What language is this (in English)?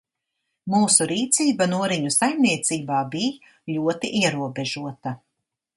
Latvian